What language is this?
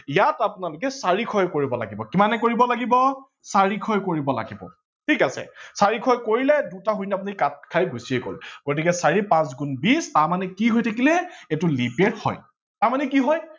Assamese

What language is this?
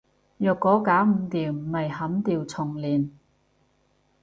Cantonese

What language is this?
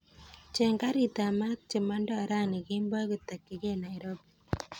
Kalenjin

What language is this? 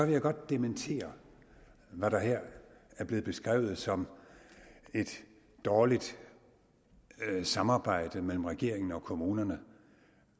Danish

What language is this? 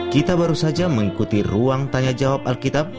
Indonesian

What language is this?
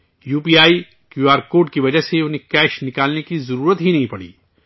Urdu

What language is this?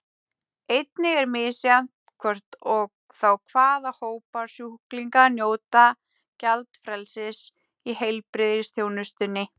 Icelandic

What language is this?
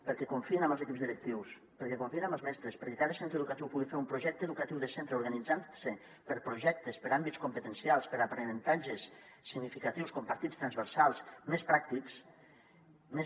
Catalan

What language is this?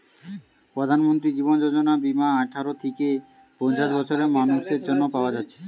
Bangla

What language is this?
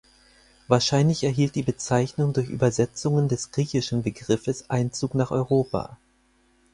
German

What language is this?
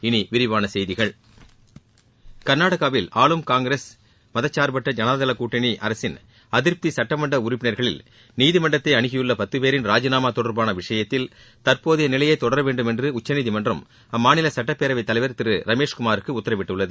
Tamil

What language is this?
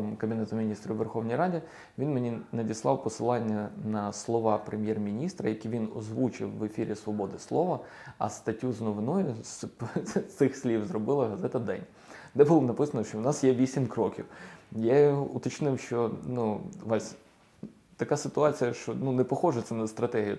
Ukrainian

